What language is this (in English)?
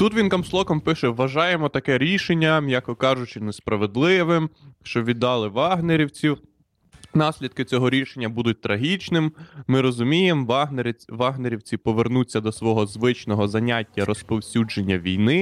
Ukrainian